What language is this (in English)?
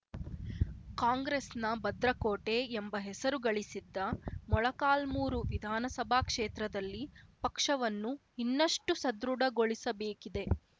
Kannada